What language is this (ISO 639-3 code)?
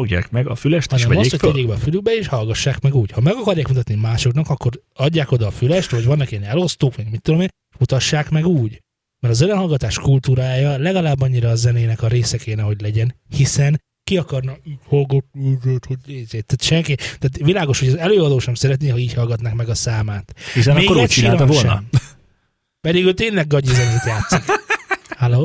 hun